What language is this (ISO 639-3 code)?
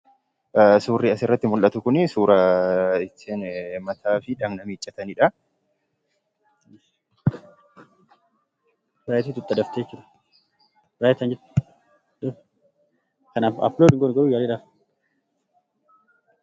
orm